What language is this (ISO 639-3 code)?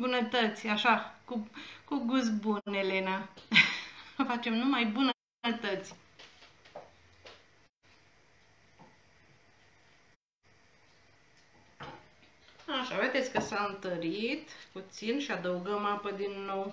ron